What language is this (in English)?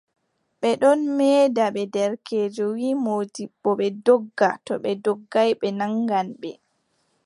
Adamawa Fulfulde